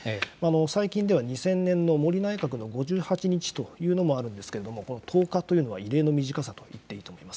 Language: Japanese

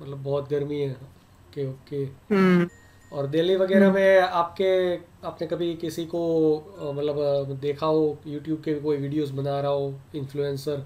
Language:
Hindi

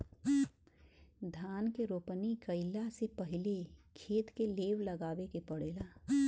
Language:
Bhojpuri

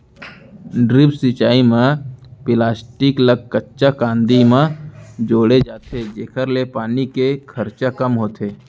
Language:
Chhattisgarhi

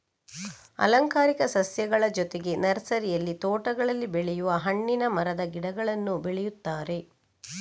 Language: Kannada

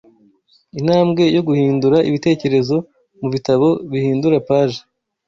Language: Kinyarwanda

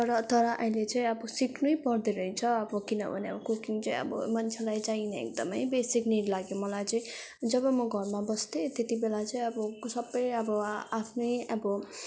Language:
Nepali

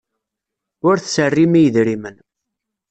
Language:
Kabyle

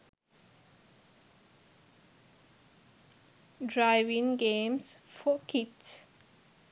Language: Sinhala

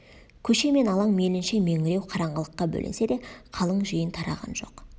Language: Kazakh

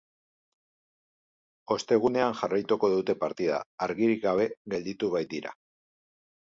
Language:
Basque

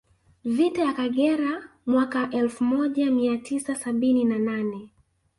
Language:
Swahili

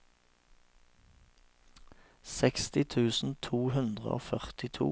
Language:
Norwegian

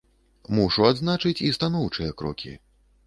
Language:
Belarusian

